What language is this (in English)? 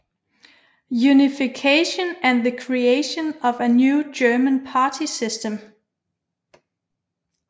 Danish